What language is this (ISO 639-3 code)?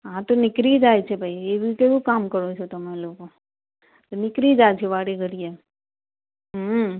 guj